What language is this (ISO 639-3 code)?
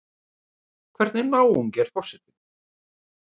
isl